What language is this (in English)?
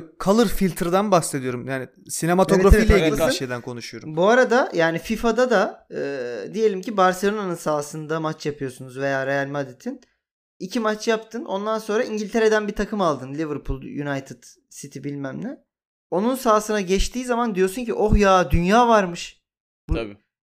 Turkish